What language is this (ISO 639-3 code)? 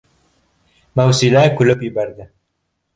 bak